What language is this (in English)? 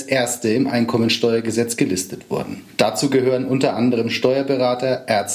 German